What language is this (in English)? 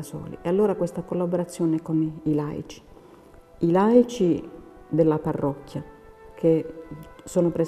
Italian